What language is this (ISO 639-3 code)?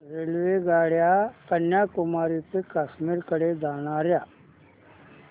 mar